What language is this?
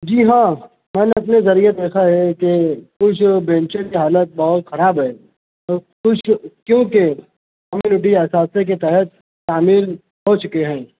Urdu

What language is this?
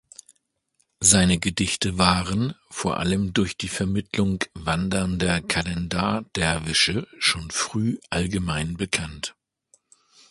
German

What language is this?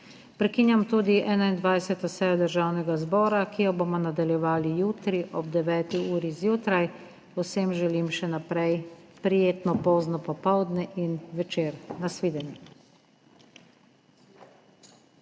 Slovenian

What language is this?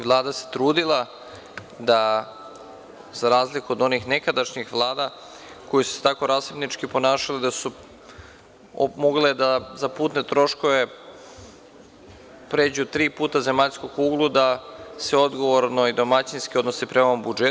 Serbian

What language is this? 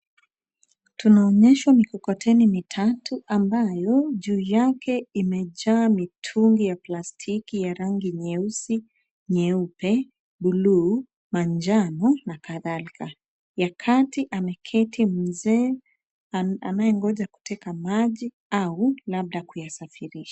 Swahili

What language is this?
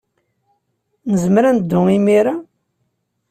Kabyle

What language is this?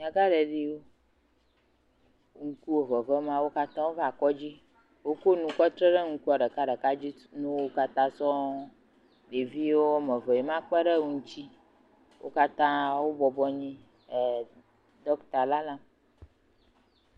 Ewe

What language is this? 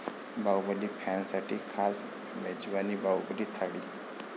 Marathi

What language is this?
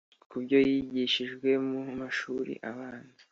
Kinyarwanda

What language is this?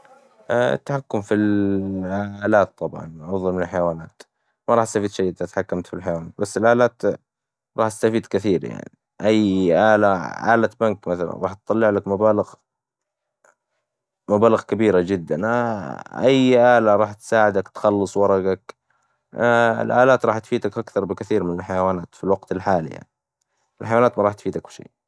Hijazi Arabic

